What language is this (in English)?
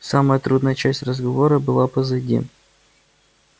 Russian